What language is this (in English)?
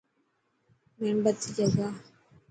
Dhatki